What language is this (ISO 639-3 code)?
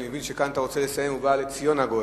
heb